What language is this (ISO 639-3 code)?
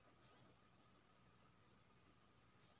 mai